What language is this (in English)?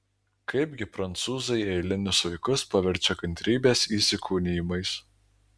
Lithuanian